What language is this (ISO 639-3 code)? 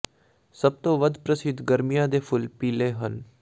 pan